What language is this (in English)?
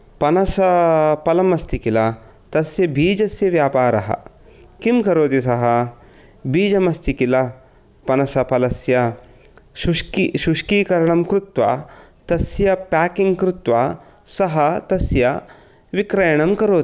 Sanskrit